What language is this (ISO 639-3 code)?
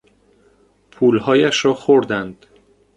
fas